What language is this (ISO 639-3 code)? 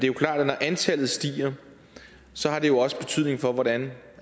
dan